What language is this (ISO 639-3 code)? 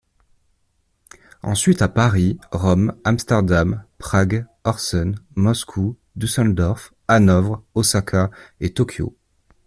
fra